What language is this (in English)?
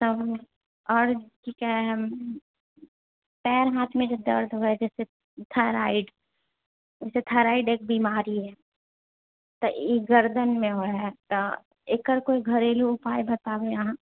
Maithili